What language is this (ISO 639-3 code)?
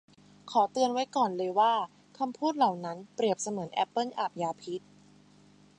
tha